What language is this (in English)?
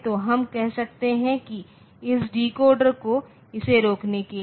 Hindi